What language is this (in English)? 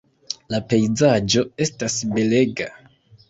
Esperanto